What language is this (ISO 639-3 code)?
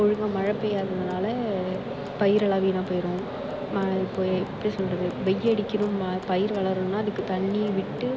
tam